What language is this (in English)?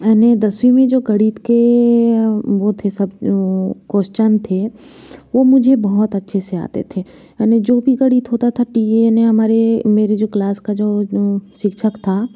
Hindi